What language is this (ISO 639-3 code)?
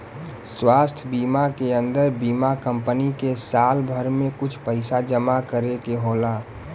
bho